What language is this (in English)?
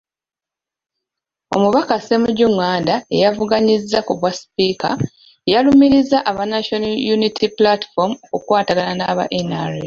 Ganda